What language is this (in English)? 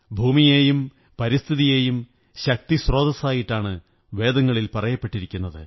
Malayalam